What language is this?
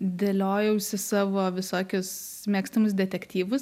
Lithuanian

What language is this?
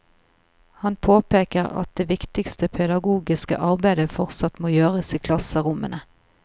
Norwegian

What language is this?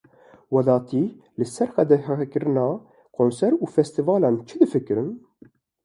Kurdish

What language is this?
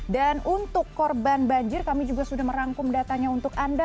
Indonesian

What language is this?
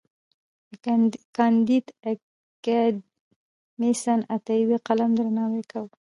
Pashto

